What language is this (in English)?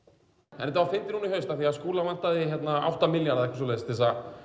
Icelandic